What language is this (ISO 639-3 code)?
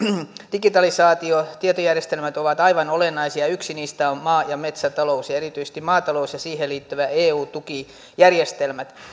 fin